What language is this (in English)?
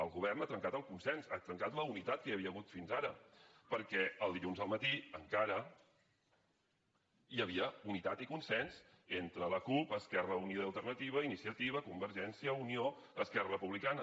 Catalan